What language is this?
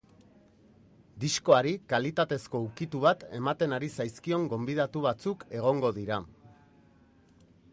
Basque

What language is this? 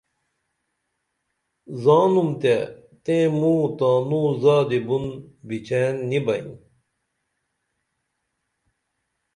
Dameli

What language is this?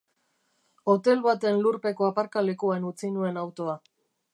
Basque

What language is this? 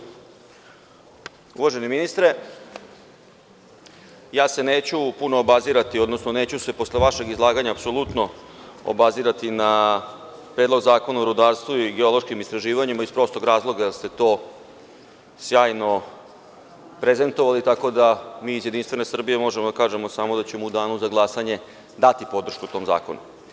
Serbian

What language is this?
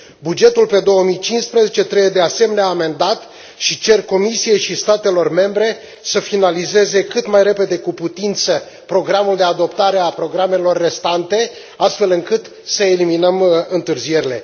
Romanian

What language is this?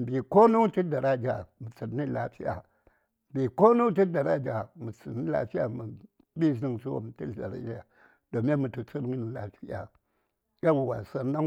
Saya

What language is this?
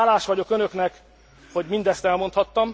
Hungarian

